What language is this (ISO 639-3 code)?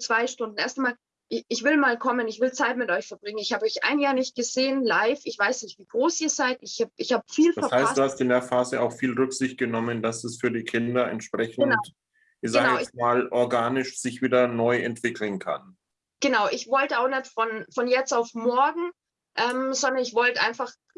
deu